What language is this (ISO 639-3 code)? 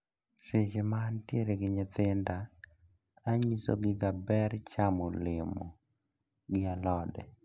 luo